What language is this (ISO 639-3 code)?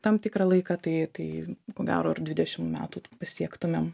lit